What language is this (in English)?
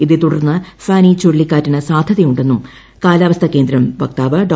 Malayalam